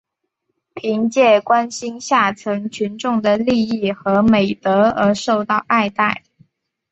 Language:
Chinese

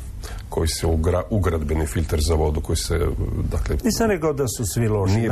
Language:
Croatian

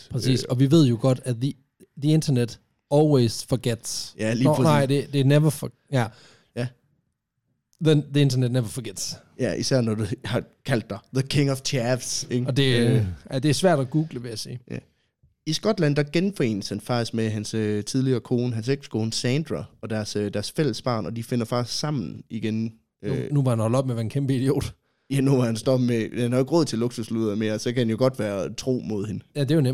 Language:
Danish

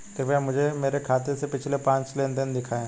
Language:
Hindi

